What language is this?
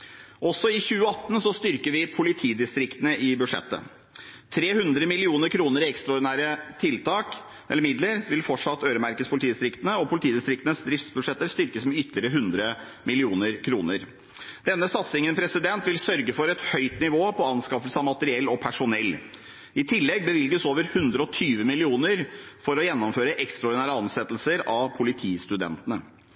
Norwegian Bokmål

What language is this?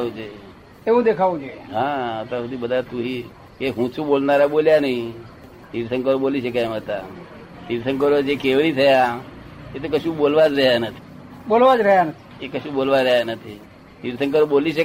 Gujarati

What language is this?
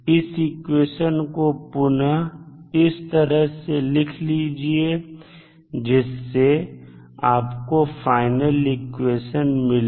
Hindi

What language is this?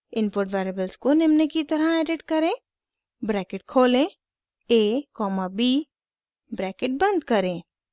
Hindi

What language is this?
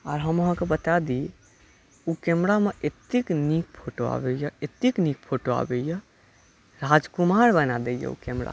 Maithili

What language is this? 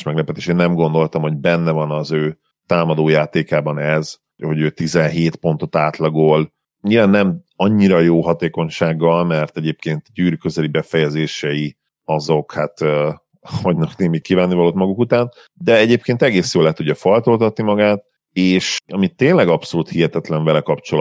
Hungarian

